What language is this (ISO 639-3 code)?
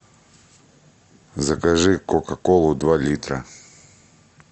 rus